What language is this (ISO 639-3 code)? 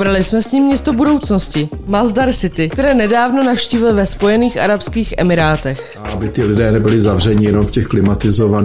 ces